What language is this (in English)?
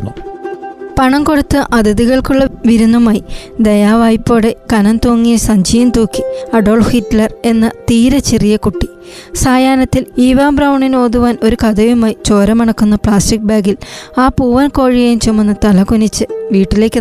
Malayalam